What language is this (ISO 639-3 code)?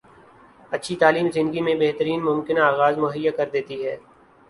urd